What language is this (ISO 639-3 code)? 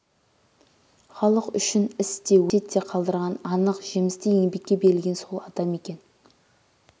kaz